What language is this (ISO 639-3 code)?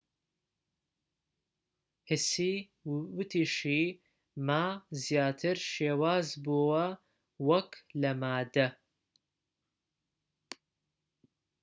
ckb